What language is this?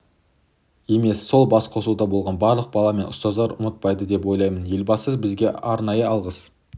Kazakh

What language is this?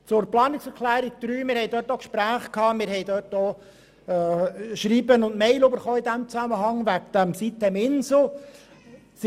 Swiss German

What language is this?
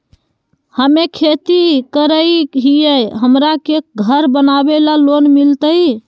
Magahi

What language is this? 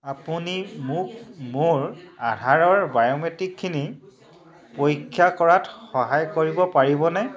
Assamese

